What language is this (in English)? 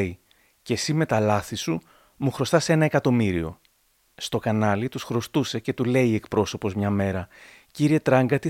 Greek